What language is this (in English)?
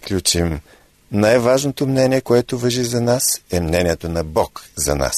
Bulgarian